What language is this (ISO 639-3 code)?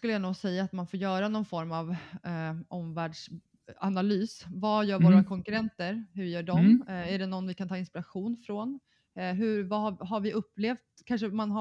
swe